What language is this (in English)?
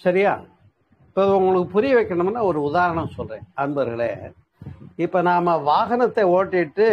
Tamil